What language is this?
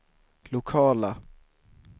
Swedish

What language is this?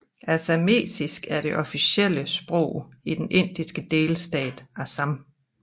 Danish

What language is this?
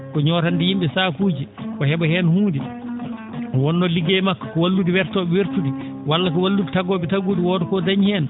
Fula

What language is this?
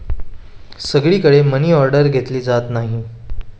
Marathi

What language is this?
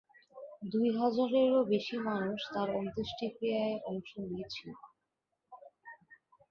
Bangla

